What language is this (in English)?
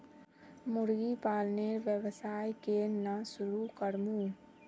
Magahi